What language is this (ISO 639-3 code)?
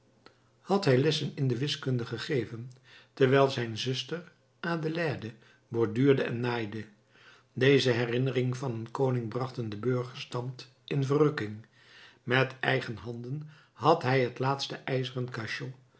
nld